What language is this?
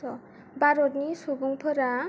Bodo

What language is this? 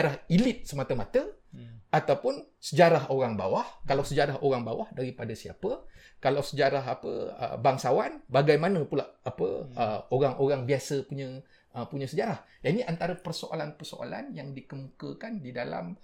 Malay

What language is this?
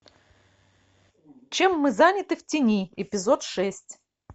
Russian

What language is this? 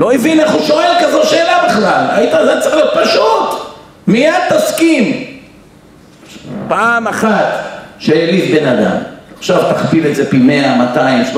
Hebrew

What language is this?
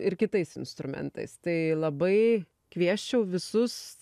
Lithuanian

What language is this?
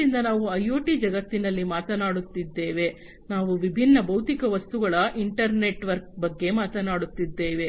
Kannada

